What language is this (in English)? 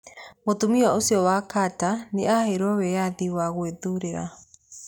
Kikuyu